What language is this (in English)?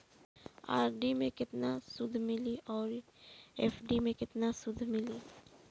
Bhojpuri